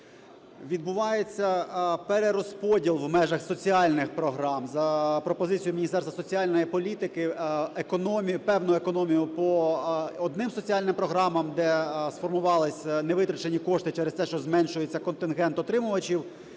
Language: Ukrainian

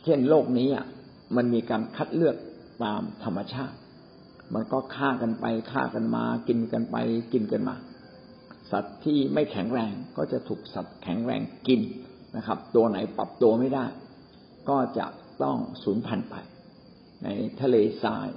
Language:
Thai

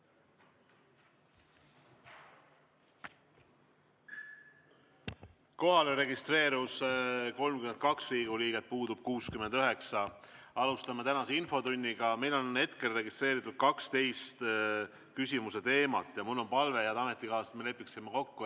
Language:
Estonian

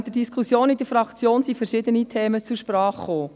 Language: Swiss German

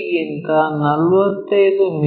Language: Kannada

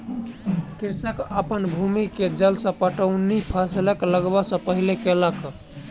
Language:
Maithili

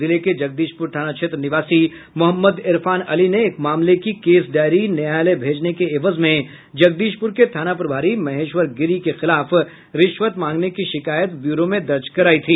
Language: Hindi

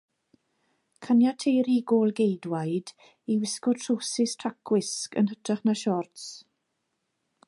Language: Welsh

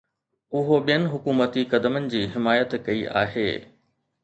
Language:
Sindhi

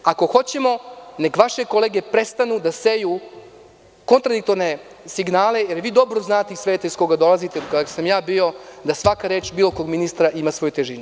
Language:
Serbian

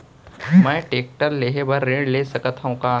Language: Chhattisgarhi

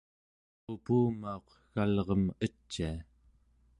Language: Central Yupik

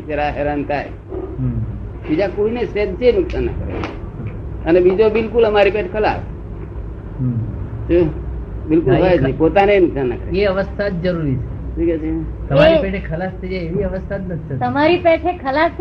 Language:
Gujarati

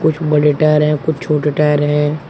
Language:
Hindi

